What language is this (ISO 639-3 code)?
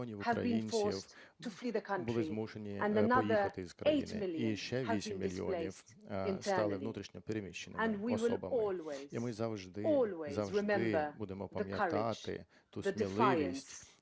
ukr